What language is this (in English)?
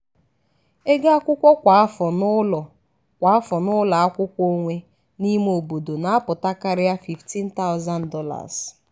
Igbo